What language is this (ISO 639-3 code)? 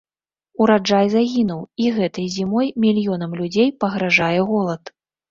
bel